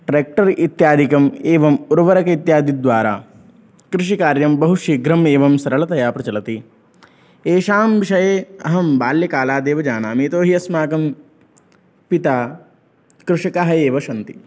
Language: Sanskrit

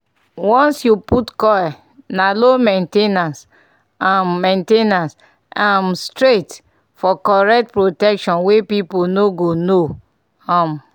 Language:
Nigerian Pidgin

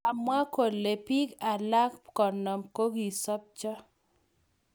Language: Kalenjin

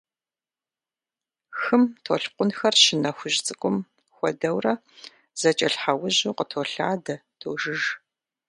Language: Kabardian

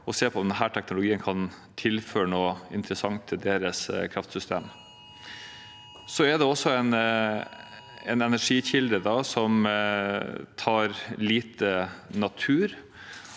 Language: Norwegian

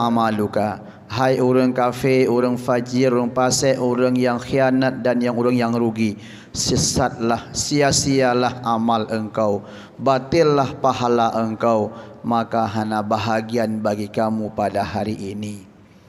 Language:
Malay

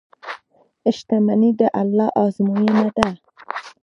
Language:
Pashto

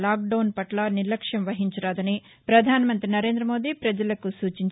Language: Telugu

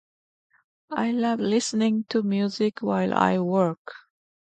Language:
Japanese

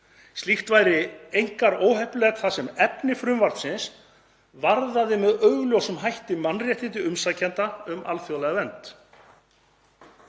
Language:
Icelandic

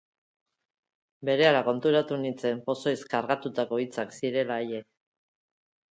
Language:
Basque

